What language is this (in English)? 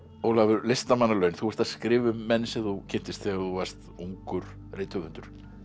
Icelandic